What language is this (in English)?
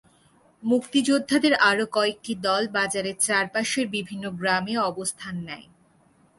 Bangla